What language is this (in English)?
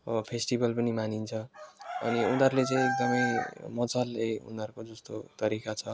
Nepali